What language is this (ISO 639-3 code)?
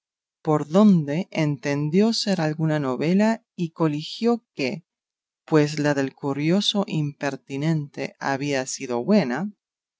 spa